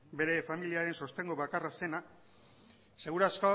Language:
Basque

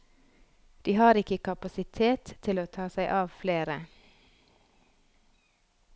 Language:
Norwegian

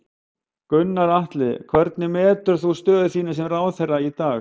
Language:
Icelandic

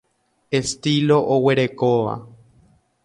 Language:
Guarani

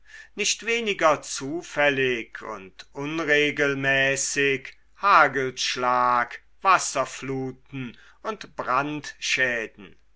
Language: German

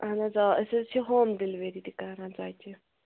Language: Kashmiri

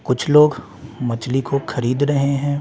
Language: Hindi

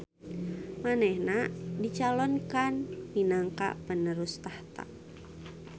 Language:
Sundanese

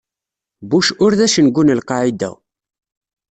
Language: Kabyle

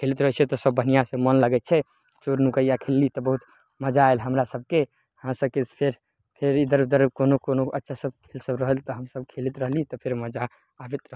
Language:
Maithili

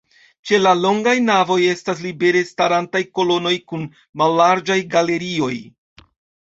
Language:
Esperanto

